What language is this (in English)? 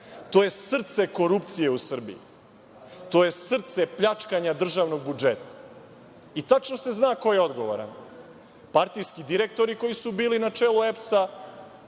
Serbian